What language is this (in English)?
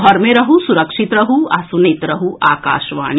Maithili